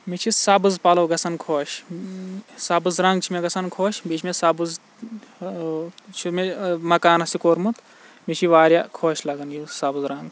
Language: Kashmiri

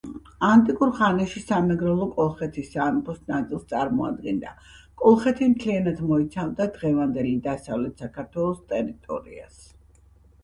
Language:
Georgian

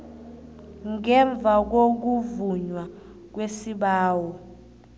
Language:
South Ndebele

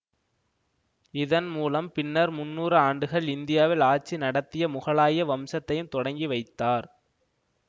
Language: Tamil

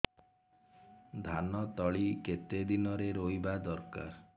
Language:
Odia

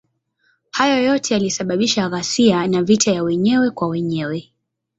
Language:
Swahili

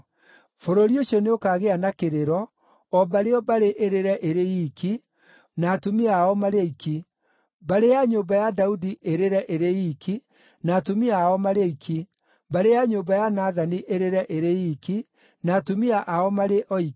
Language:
Kikuyu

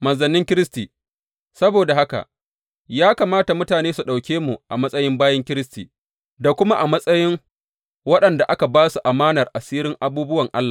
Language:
Hausa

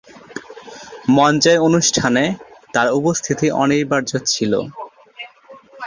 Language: Bangla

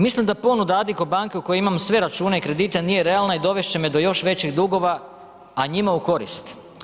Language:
Croatian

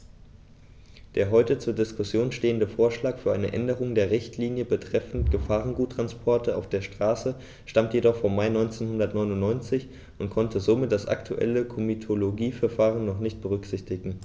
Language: German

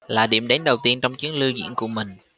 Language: Vietnamese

